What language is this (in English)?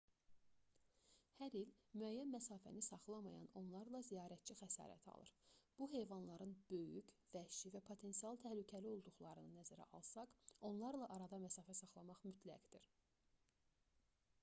Azerbaijani